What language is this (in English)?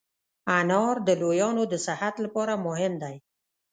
Pashto